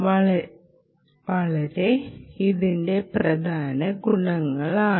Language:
Malayalam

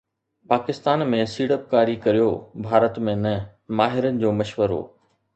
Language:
Sindhi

